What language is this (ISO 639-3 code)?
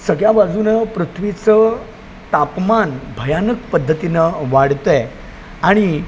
mar